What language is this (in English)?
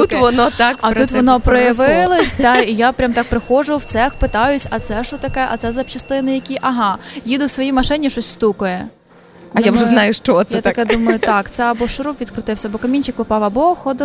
Ukrainian